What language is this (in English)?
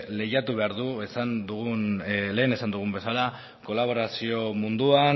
Basque